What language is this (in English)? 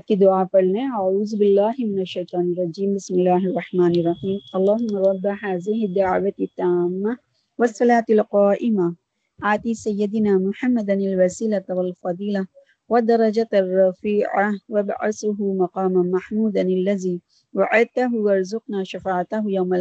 Urdu